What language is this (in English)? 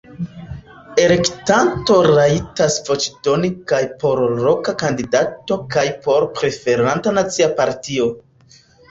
Esperanto